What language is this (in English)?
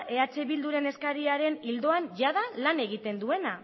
Basque